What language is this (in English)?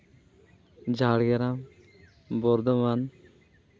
Santali